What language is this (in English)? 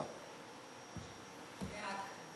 Hebrew